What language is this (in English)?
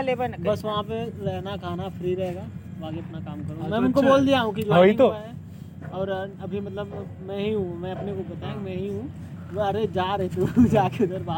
Hindi